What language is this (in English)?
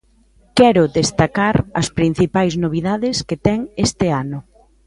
Galician